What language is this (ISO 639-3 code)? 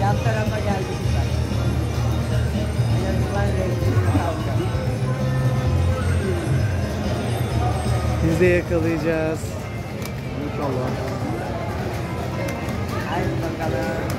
tur